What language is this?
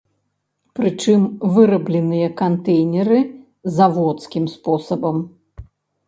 Belarusian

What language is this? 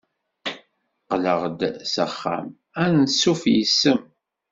Kabyle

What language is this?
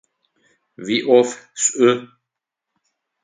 Adyghe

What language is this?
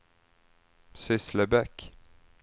Swedish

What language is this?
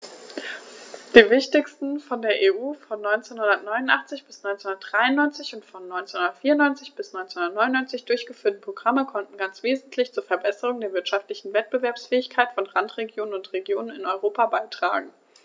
German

